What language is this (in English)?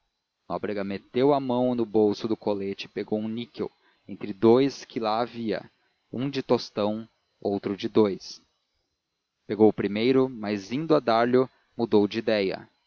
Portuguese